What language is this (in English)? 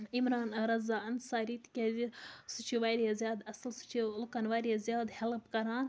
Kashmiri